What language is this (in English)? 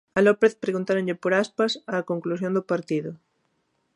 Galician